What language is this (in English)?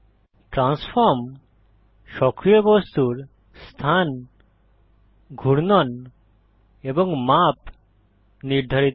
Bangla